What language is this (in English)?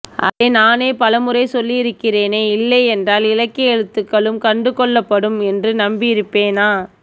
Tamil